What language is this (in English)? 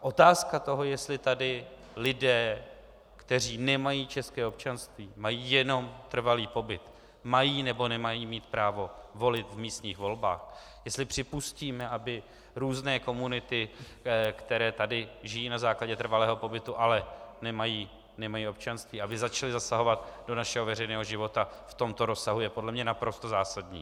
Czech